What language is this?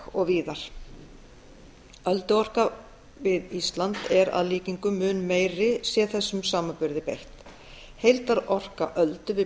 Icelandic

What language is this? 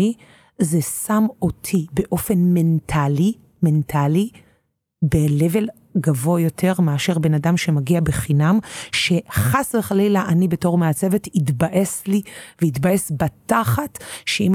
Hebrew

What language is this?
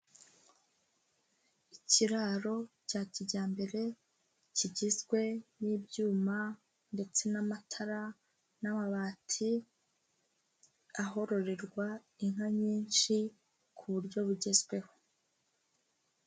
Kinyarwanda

